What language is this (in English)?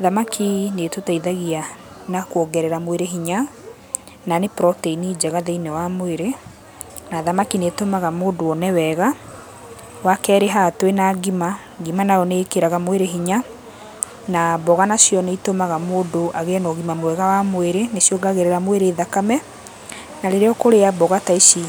Kikuyu